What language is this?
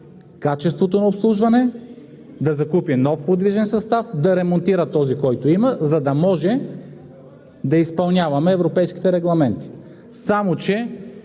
Bulgarian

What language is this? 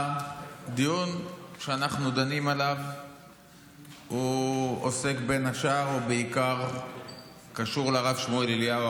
Hebrew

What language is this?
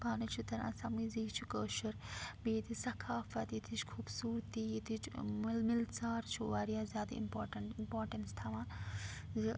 Kashmiri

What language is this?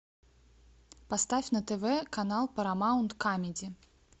Russian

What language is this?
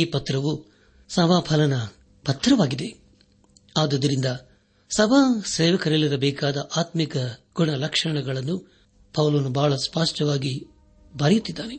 Kannada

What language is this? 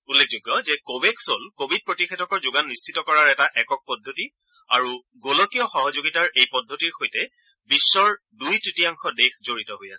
Assamese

